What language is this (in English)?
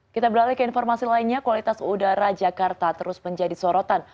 Indonesian